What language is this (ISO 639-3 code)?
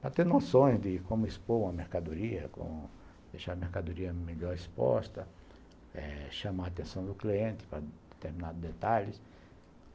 por